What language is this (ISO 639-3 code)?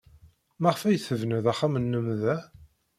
kab